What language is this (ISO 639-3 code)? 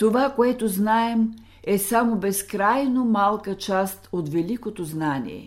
bul